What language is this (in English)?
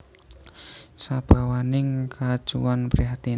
Javanese